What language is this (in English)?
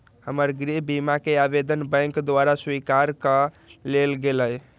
Magahi